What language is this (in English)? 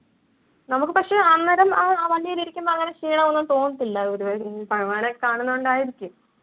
Malayalam